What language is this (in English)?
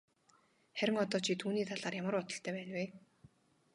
Mongolian